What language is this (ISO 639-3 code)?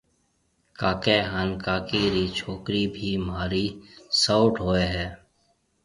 mve